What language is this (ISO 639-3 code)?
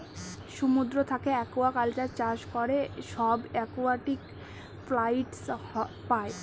ben